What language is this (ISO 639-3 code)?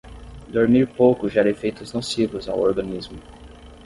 por